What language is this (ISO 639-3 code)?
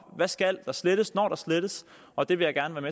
dan